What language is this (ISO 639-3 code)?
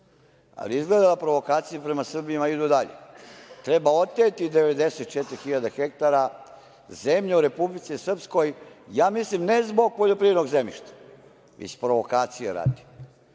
srp